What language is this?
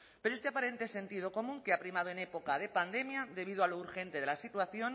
Spanish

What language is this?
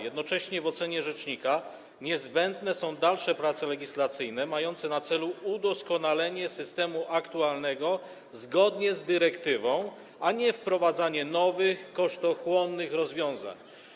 Polish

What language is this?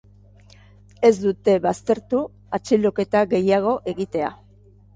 Basque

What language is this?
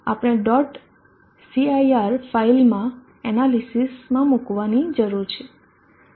Gujarati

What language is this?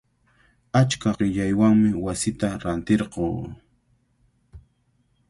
Cajatambo North Lima Quechua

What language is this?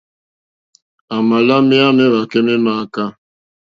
Mokpwe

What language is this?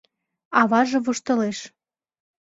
Mari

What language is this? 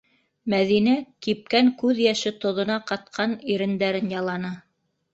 Bashkir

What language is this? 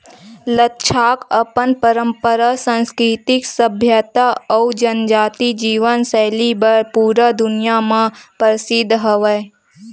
Chhattisgarhi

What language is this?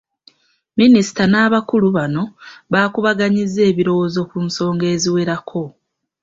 Ganda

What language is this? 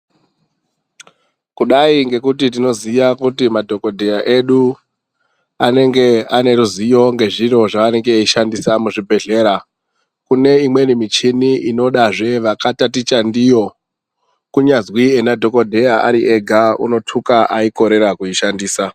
Ndau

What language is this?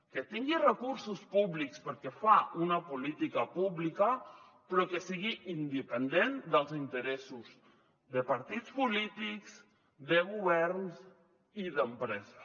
Catalan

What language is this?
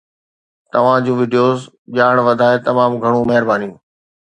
Sindhi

